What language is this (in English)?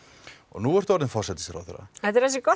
Icelandic